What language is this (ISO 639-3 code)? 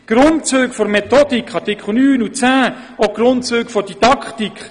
gsw